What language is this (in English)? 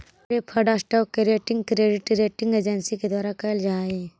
Magahi